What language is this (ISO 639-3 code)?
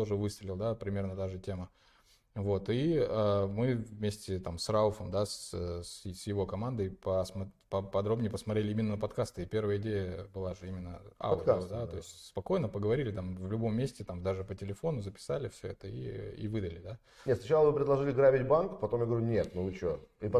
rus